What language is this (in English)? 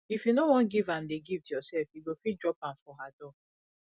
Nigerian Pidgin